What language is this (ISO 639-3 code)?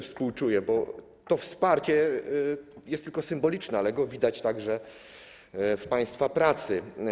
pol